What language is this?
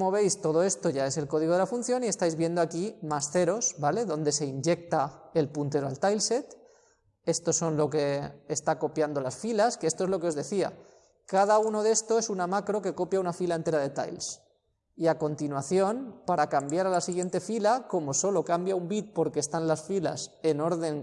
Spanish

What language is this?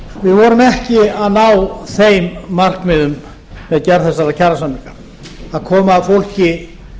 Icelandic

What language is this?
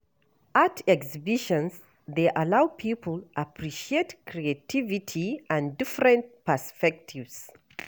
Nigerian Pidgin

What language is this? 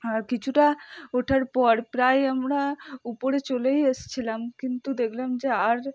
Bangla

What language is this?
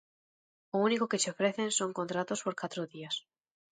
Galician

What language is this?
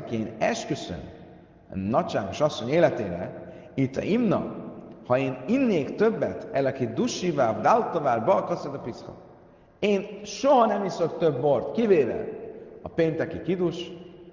Hungarian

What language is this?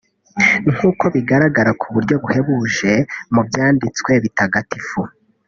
Kinyarwanda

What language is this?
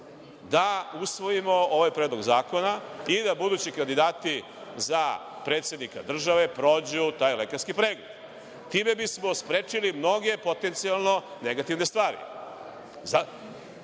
Serbian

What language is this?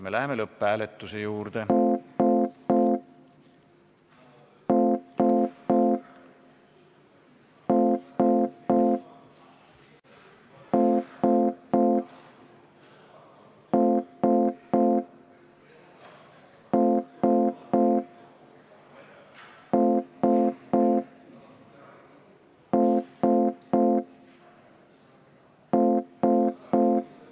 Estonian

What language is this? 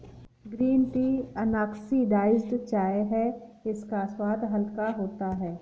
Hindi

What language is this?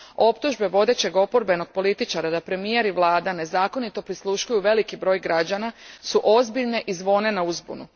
Croatian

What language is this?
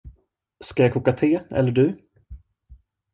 Swedish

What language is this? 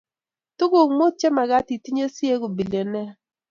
Kalenjin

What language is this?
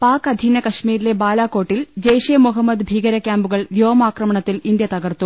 Malayalam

